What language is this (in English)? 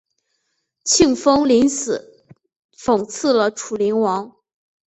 Chinese